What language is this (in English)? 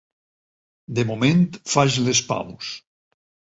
Catalan